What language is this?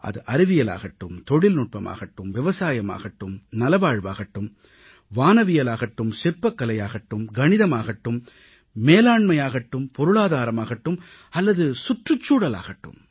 Tamil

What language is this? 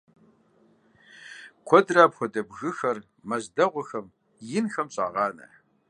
Kabardian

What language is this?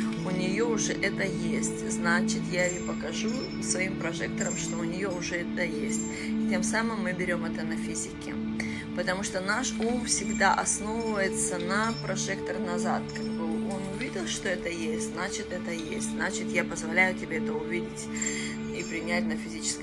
Russian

